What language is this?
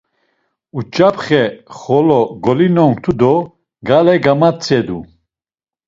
Laz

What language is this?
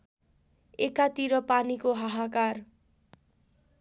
Nepali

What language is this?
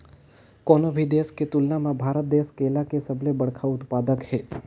Chhattisgarhi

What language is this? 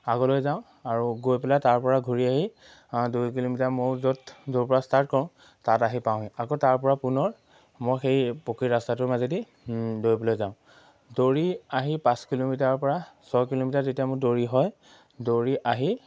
Assamese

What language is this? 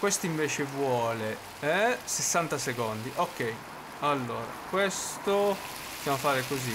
Italian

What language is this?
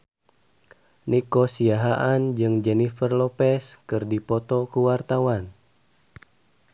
Sundanese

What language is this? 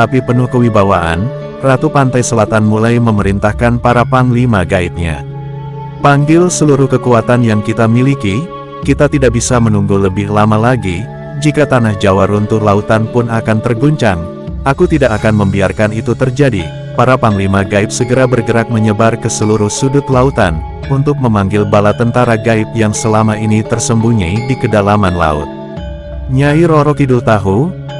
Indonesian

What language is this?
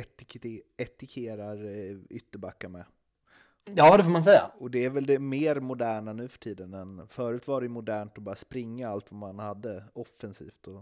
Swedish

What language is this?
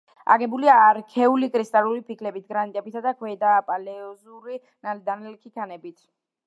Georgian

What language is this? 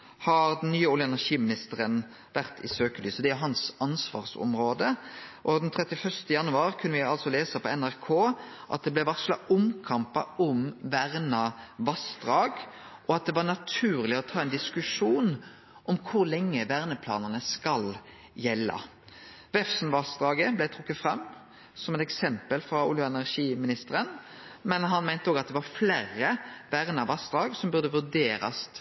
Norwegian Nynorsk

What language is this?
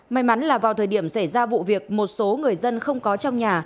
Vietnamese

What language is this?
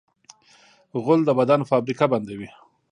Pashto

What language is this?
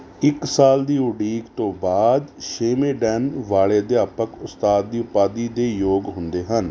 Punjabi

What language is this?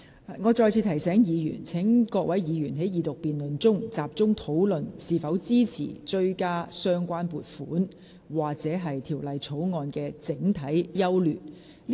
Cantonese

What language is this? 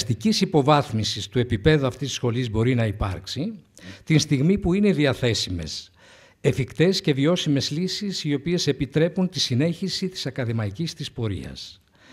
Greek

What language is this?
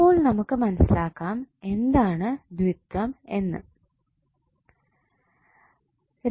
Malayalam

